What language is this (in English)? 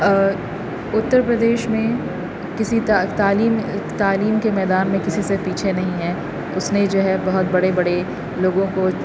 Urdu